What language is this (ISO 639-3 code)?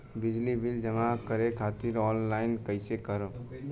bho